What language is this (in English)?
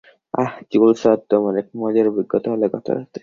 Bangla